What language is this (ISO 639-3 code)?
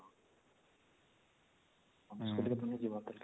ori